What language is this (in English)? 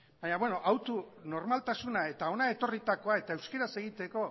Basque